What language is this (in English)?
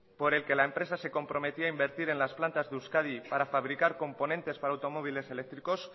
Spanish